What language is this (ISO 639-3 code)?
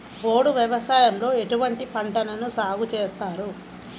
tel